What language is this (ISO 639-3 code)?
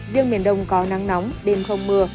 vie